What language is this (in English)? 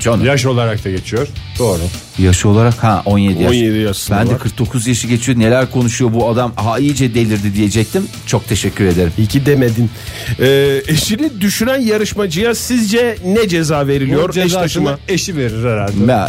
Turkish